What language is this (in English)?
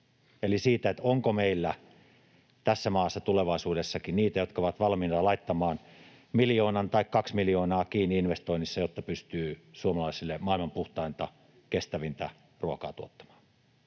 Finnish